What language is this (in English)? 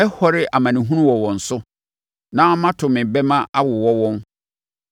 Akan